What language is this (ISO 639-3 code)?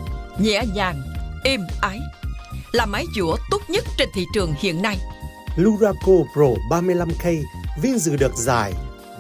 vie